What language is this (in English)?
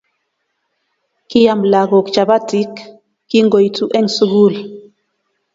Kalenjin